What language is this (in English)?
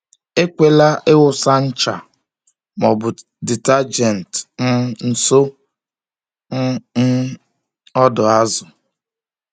Igbo